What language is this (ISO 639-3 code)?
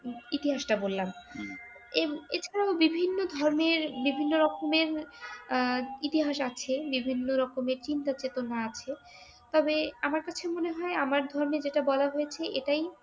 ben